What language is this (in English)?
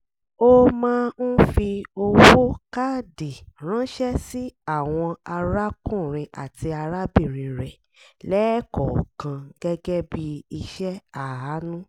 Yoruba